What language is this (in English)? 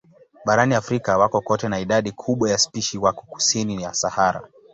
Swahili